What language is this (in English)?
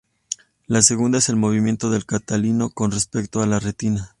Spanish